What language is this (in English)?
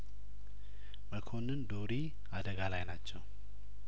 Amharic